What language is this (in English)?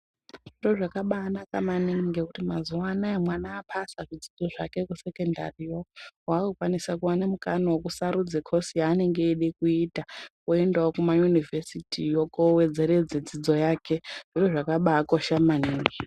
Ndau